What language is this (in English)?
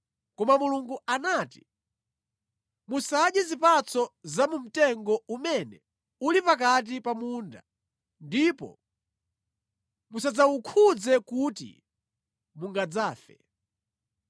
Nyanja